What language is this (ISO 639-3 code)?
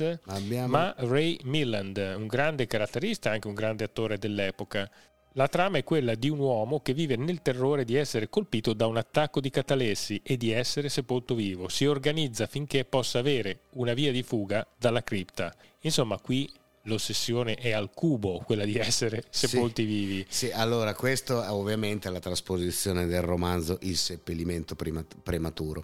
ita